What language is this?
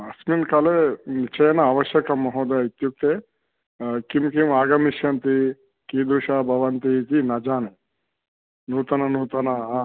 Sanskrit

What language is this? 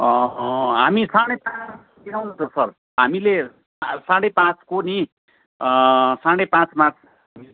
Nepali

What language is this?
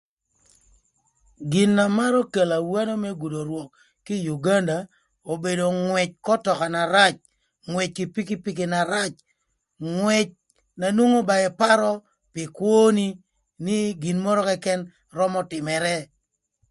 Thur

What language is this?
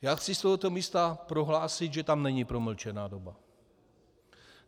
Czech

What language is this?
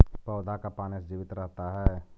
Magahi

